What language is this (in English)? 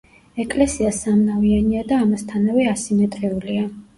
Georgian